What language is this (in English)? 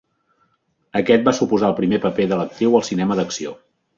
Catalan